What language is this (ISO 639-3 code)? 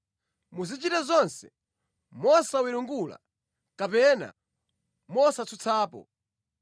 nya